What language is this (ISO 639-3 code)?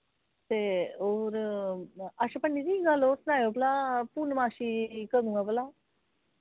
doi